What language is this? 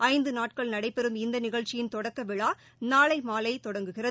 Tamil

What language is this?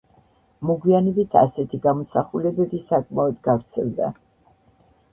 Georgian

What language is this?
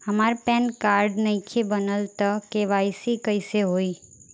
Bhojpuri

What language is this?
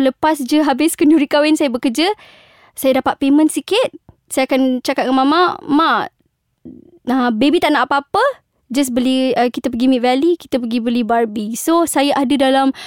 Malay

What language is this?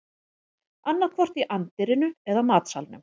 Icelandic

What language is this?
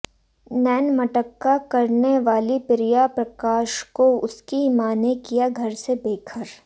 Hindi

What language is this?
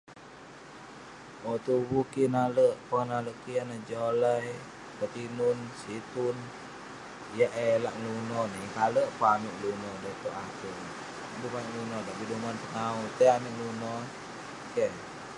Western Penan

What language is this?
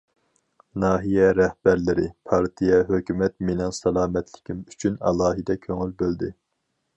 Uyghur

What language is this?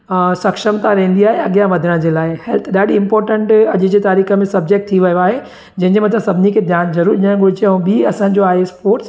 Sindhi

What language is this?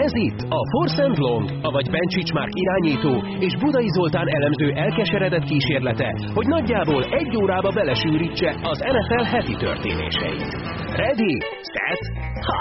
Hungarian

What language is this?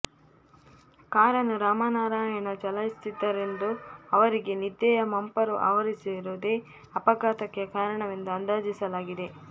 Kannada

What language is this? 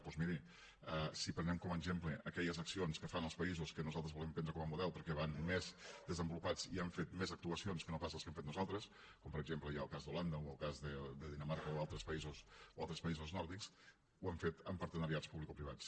Catalan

